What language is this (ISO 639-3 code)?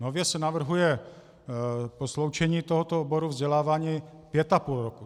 ces